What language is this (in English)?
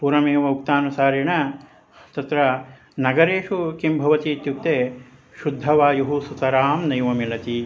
Sanskrit